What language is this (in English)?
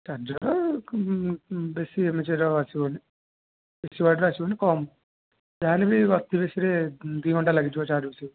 Odia